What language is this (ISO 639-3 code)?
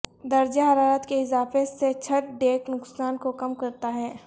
urd